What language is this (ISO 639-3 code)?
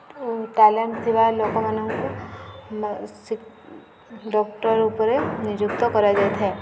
ori